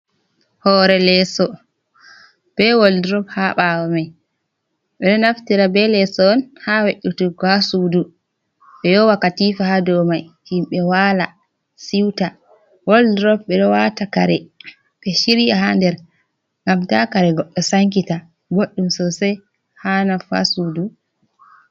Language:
Fula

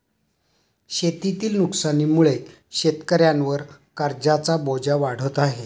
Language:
Marathi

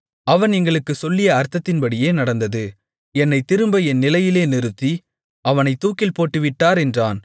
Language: Tamil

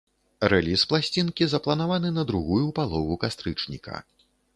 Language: Belarusian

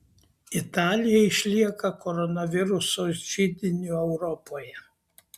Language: Lithuanian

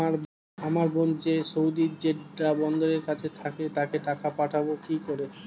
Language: Bangla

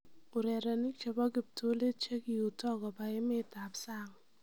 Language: Kalenjin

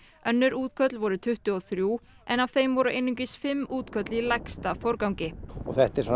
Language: Icelandic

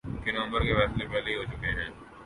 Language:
Urdu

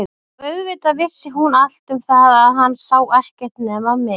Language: Icelandic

